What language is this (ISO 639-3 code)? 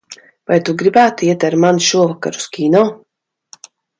lav